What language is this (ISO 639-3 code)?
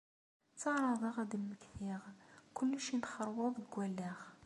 kab